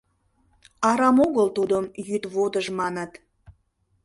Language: Mari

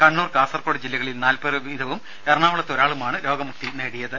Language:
Malayalam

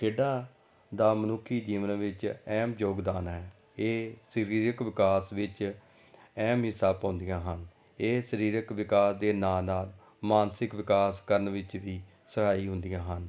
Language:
Punjabi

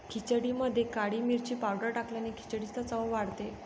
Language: Marathi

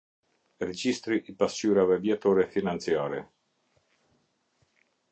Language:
Albanian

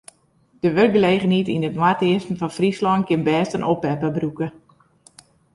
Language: Western Frisian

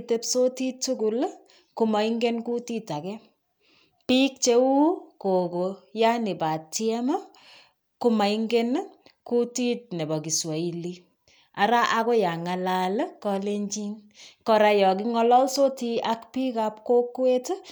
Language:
Kalenjin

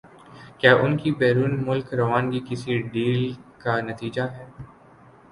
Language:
Urdu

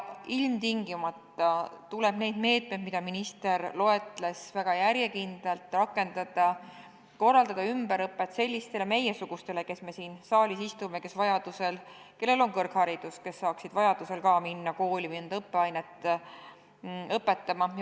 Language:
Estonian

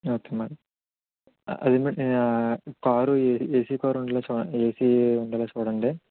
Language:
Telugu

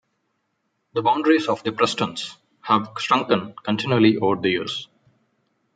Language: English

